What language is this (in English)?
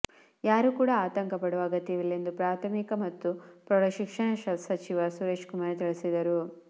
Kannada